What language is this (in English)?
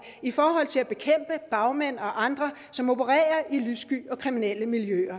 Danish